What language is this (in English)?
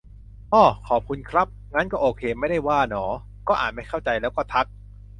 Thai